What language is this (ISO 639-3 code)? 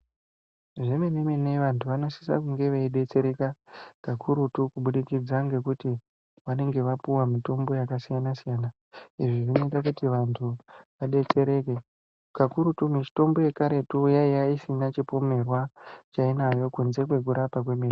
ndc